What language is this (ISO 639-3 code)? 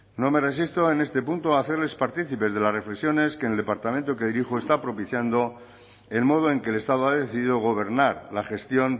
spa